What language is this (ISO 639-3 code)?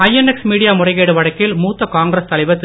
tam